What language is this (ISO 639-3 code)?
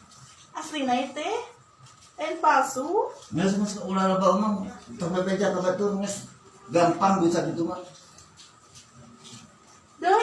ind